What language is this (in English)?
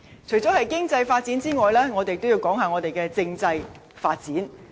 Cantonese